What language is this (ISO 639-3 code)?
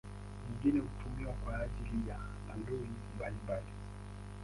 swa